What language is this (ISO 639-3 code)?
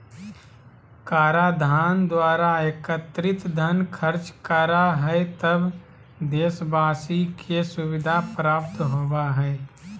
mag